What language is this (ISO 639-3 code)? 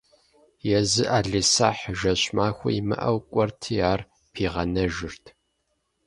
kbd